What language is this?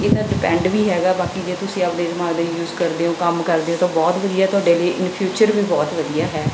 Punjabi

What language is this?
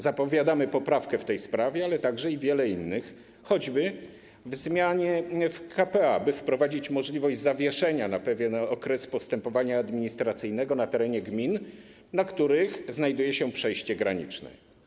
Polish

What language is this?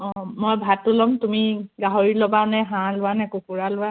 Assamese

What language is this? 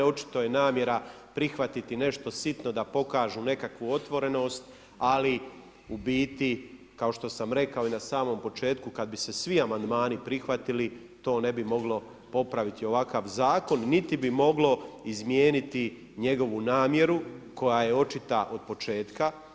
Croatian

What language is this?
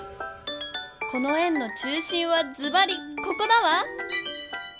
Japanese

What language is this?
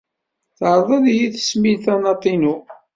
Kabyle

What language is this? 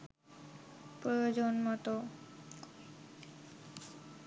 Bangla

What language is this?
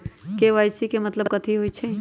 Magahi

